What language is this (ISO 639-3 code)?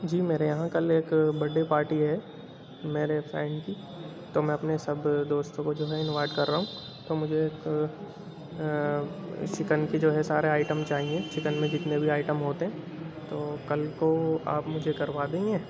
urd